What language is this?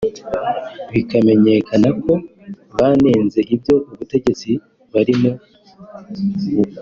Kinyarwanda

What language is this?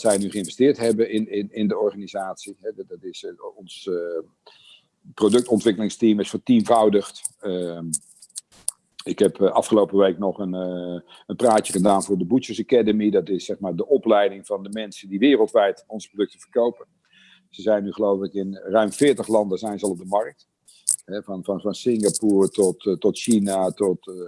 Dutch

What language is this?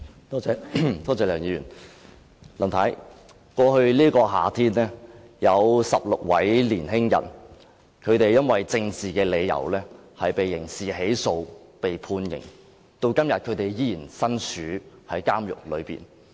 Cantonese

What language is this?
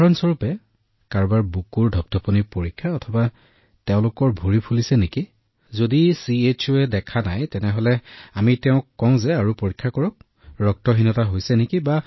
Assamese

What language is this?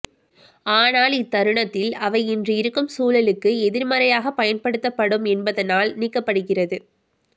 Tamil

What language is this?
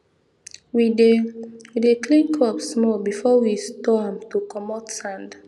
Nigerian Pidgin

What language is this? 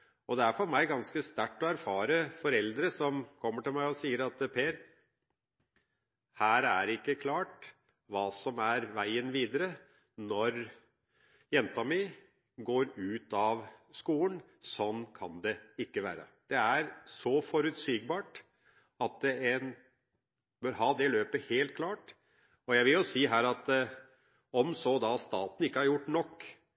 Norwegian Bokmål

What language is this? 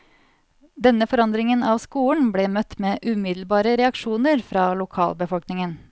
Norwegian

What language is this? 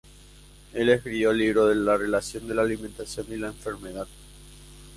Spanish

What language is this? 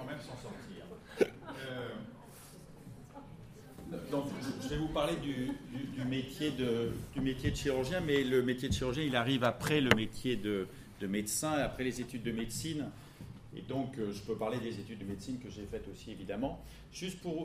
French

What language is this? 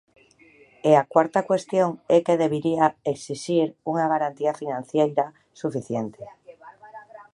Galician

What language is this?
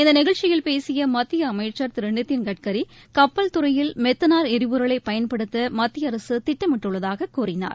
Tamil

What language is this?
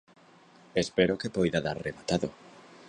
Galician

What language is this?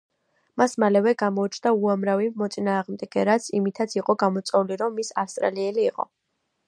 Georgian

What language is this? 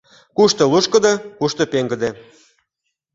Mari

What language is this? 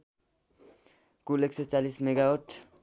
Nepali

